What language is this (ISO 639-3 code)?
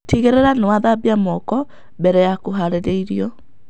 kik